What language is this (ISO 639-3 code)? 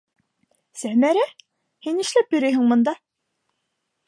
bak